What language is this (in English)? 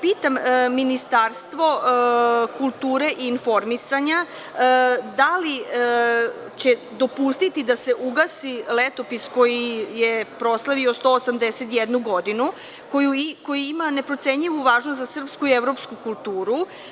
Serbian